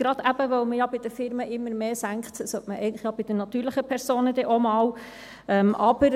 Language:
Swiss German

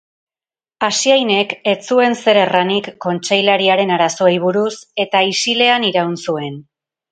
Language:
Basque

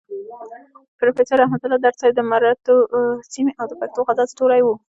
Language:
Pashto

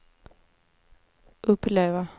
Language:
Swedish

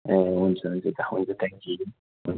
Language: Nepali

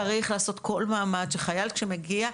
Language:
Hebrew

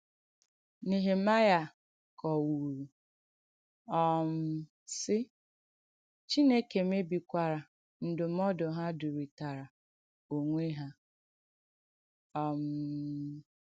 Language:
Igbo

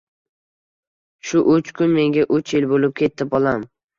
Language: Uzbek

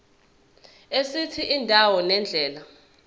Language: Zulu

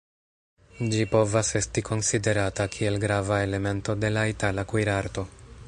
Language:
Esperanto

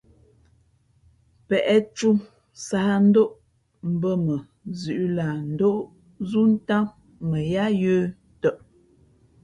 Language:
Fe'fe'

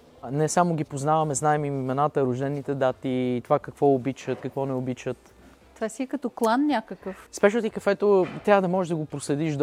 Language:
Bulgarian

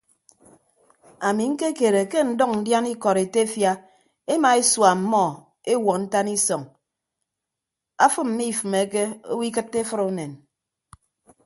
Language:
Ibibio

